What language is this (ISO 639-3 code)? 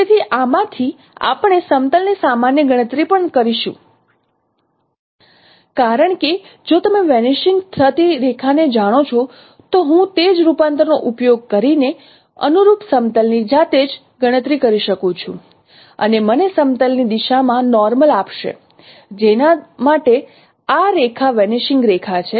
guj